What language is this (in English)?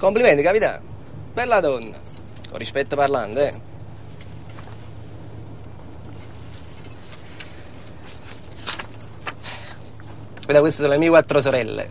Italian